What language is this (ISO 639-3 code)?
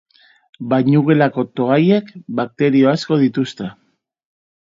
eus